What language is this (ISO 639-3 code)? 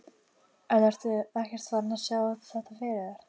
isl